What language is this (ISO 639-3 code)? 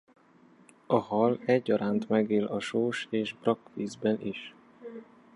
hun